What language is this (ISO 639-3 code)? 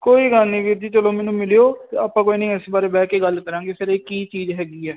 pan